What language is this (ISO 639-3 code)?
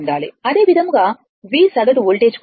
tel